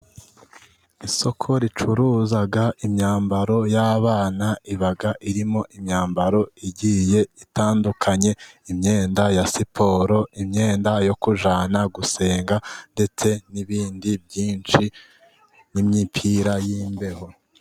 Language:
Kinyarwanda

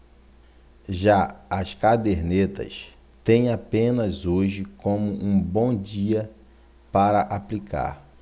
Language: Portuguese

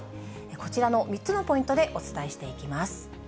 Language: Japanese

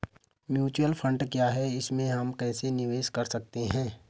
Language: Hindi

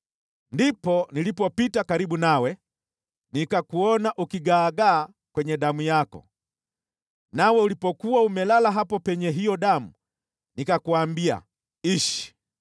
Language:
Swahili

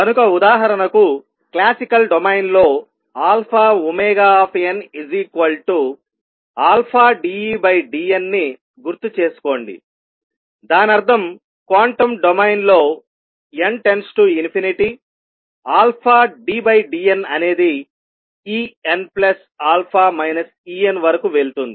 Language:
Telugu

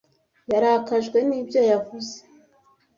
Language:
Kinyarwanda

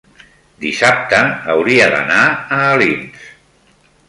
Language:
Catalan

